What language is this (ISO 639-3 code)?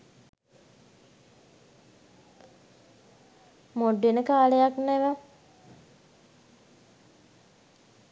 sin